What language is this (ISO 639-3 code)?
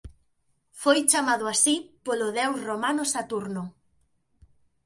glg